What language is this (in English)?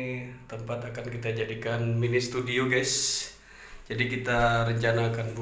Indonesian